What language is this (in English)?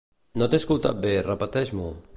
Catalan